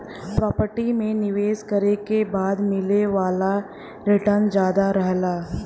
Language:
Bhojpuri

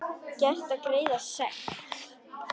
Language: Icelandic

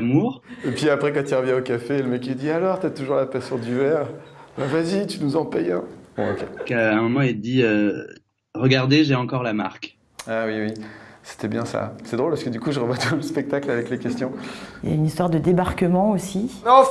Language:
French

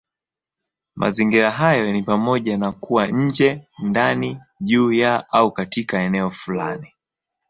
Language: Swahili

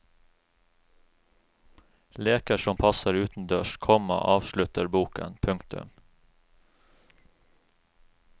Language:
Norwegian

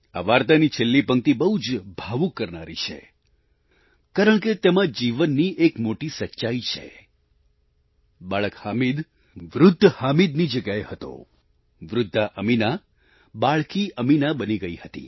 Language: Gujarati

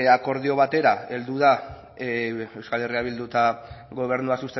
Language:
Basque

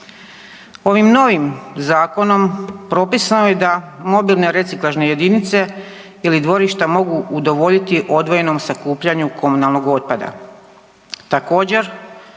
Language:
Croatian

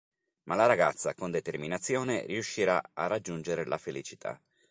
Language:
Italian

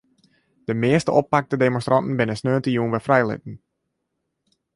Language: Western Frisian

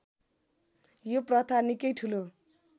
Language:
Nepali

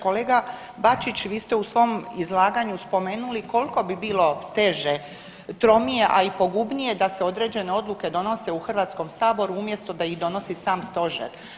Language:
Croatian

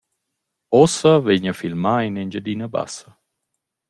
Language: Romansh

